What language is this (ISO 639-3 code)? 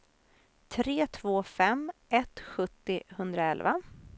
swe